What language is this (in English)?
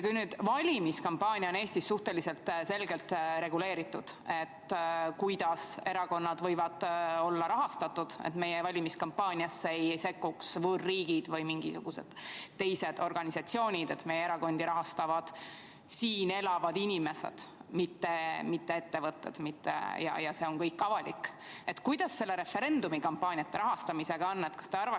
Estonian